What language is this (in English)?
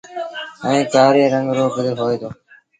Sindhi Bhil